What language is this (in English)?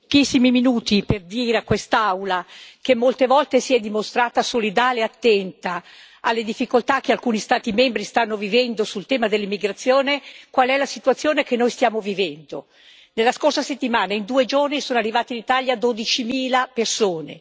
Italian